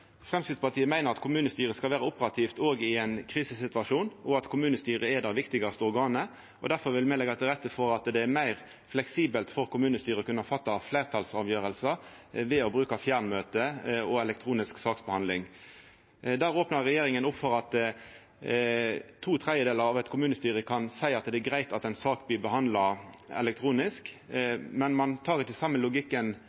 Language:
Norwegian Nynorsk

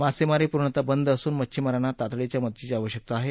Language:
Marathi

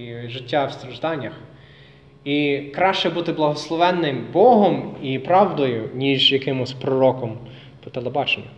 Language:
Ukrainian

